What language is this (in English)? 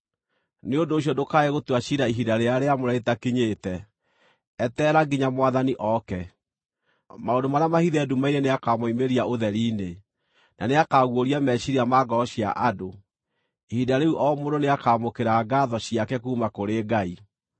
Kikuyu